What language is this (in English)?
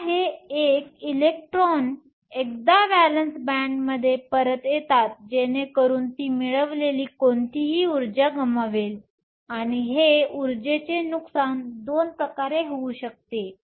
Marathi